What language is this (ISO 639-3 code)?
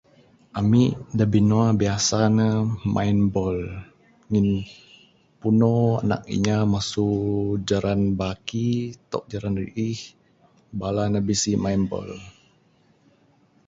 sdo